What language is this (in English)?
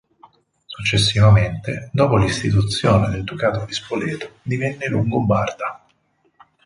Italian